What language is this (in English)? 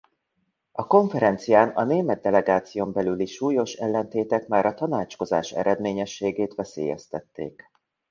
Hungarian